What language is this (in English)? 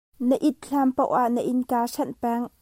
Hakha Chin